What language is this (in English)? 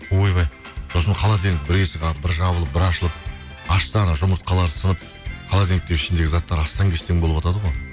Kazakh